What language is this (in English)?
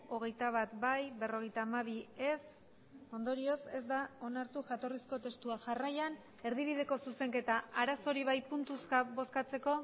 Basque